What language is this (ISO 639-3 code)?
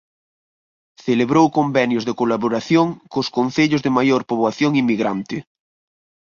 glg